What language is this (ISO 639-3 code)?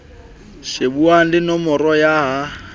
sot